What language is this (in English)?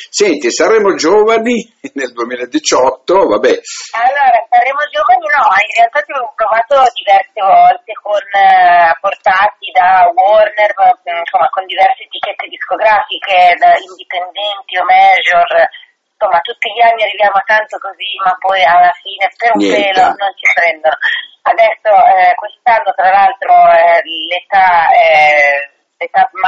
Italian